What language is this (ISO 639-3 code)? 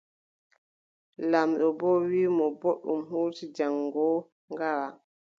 fub